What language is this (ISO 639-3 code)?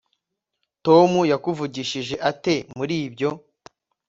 kin